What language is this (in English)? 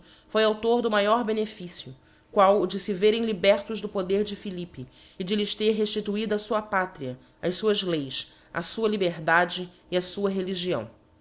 Portuguese